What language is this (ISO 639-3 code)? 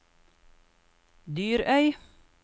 nor